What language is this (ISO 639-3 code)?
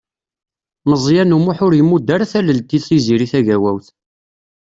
kab